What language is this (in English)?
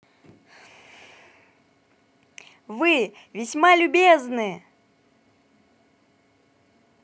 Russian